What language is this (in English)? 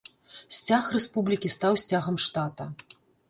Belarusian